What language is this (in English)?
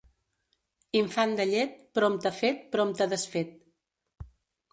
Catalan